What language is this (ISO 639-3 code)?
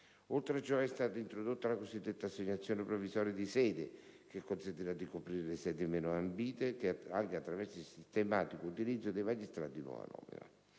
ita